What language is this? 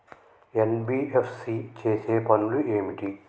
Telugu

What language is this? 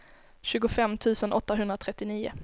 Swedish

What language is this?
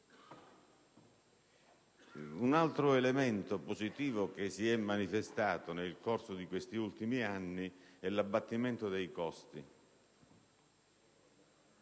Italian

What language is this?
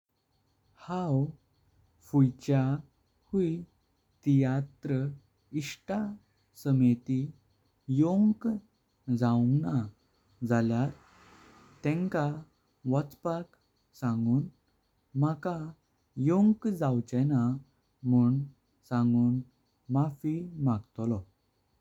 Konkani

